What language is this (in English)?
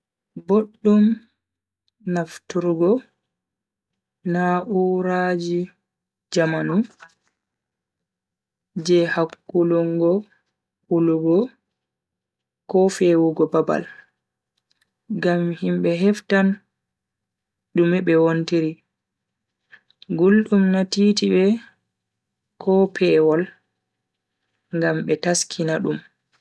Bagirmi Fulfulde